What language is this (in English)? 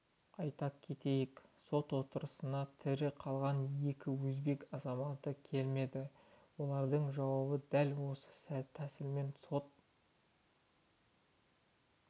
Kazakh